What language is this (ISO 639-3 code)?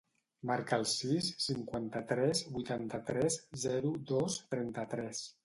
cat